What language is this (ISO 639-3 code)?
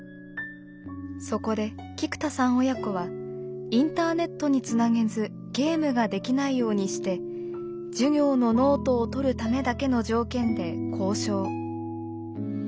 jpn